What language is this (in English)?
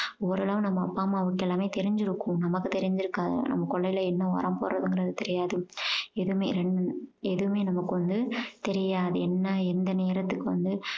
Tamil